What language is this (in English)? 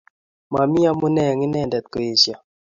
Kalenjin